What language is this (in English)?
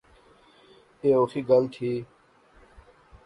Pahari-Potwari